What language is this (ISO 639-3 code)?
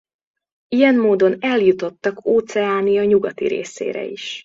hun